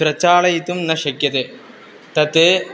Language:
Sanskrit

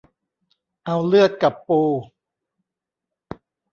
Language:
Thai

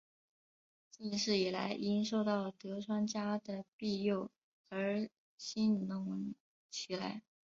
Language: Chinese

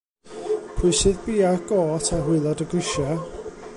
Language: Welsh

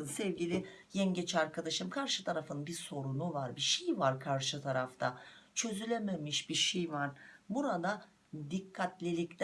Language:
Turkish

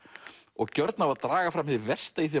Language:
Icelandic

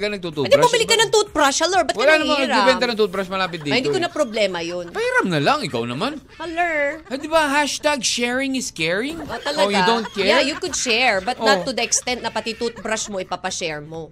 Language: Filipino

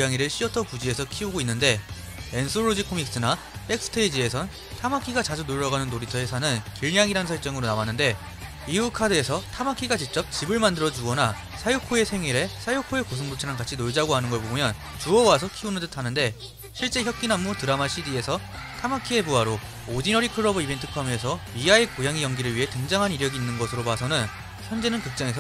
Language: Korean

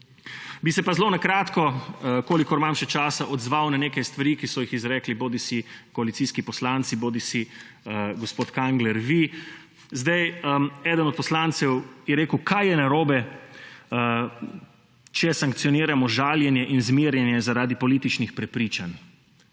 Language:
Slovenian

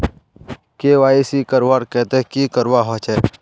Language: Magahi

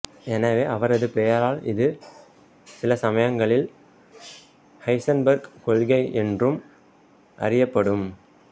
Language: Tamil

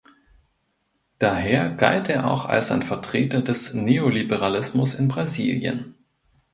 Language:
German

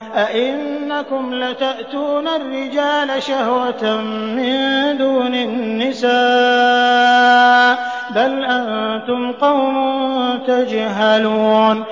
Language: Arabic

